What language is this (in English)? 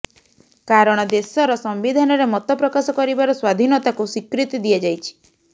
Odia